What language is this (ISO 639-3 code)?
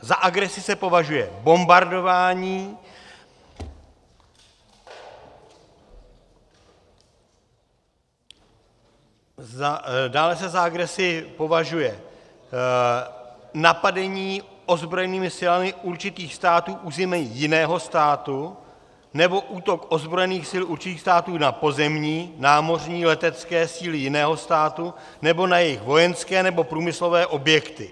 ces